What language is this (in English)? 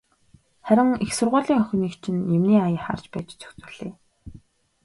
Mongolian